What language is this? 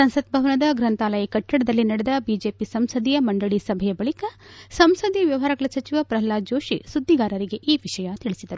Kannada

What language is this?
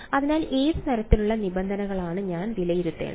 Malayalam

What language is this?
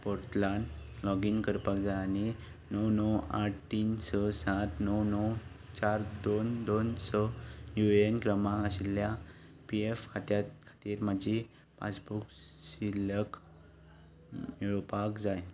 Konkani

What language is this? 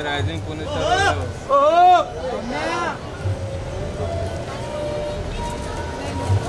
Arabic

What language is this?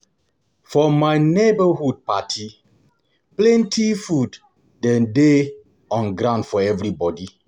Nigerian Pidgin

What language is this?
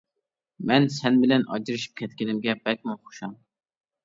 Uyghur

